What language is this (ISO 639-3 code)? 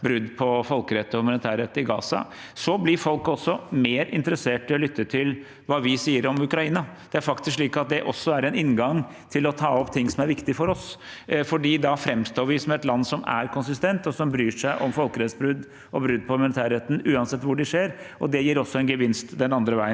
nor